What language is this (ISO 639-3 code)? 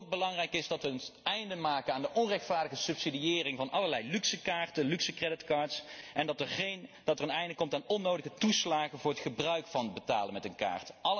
nld